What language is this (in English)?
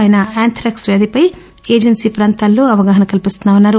Telugu